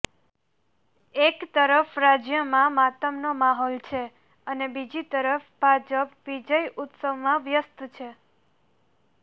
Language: Gujarati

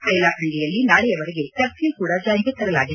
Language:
Kannada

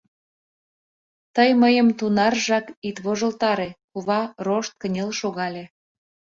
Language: Mari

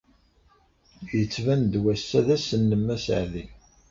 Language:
Kabyle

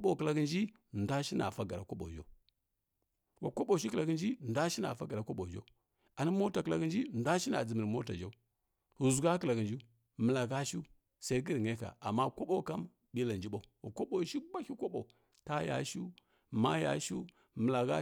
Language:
Kirya-Konzəl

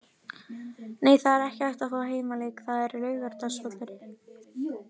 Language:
Icelandic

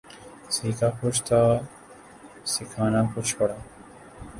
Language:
Urdu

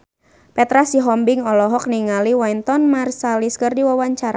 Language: Sundanese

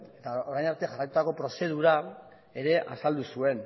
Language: Basque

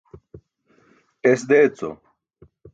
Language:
Burushaski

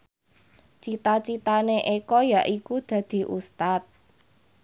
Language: Javanese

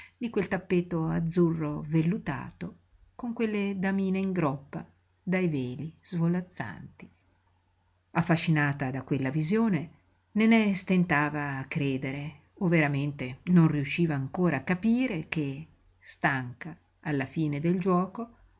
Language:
Italian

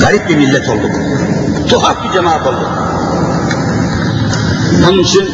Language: Turkish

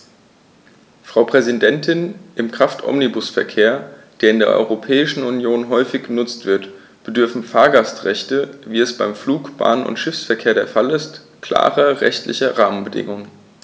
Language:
German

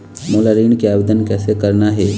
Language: Chhattisgarhi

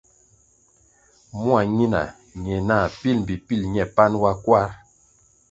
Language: Kwasio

